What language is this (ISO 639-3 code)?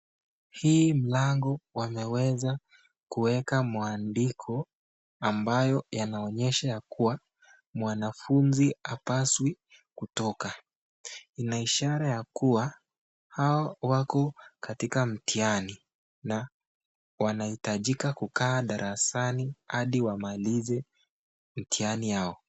swa